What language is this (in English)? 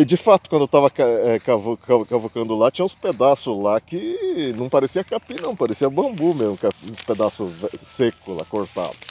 Portuguese